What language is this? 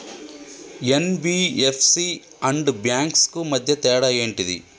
Telugu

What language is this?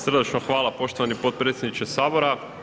Croatian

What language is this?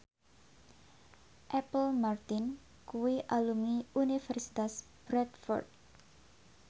Javanese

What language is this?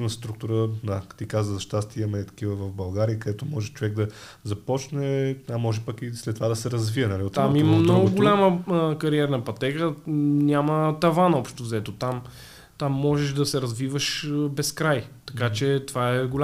Bulgarian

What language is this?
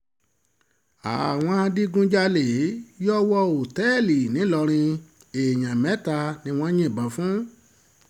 Yoruba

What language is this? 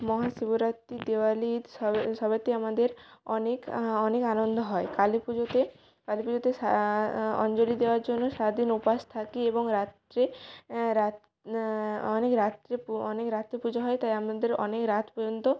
Bangla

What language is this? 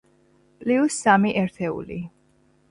Georgian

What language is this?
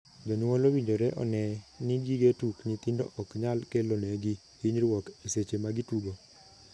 Luo (Kenya and Tanzania)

